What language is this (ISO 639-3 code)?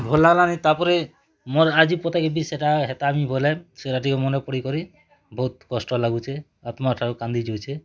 ori